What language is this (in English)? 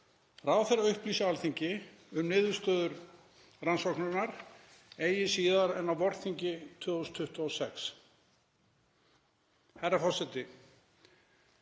Icelandic